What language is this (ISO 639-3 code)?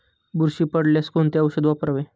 mar